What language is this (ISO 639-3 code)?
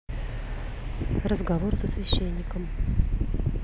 rus